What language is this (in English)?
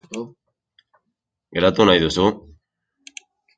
Basque